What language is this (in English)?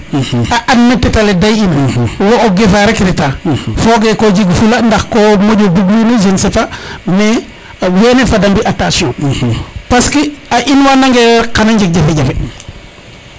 Serer